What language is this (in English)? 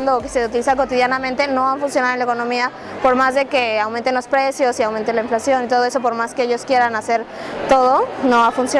Spanish